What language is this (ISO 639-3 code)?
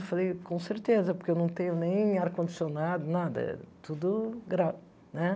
por